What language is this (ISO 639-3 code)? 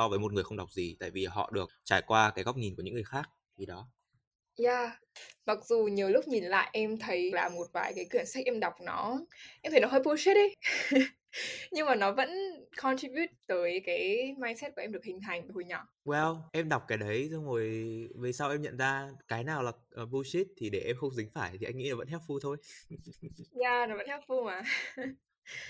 vie